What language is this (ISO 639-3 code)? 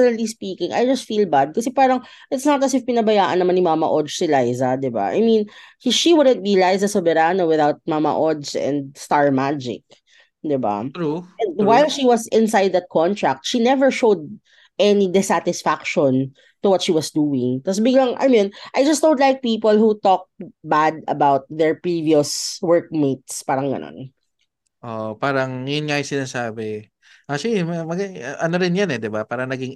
fil